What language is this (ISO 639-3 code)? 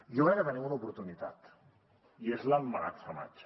cat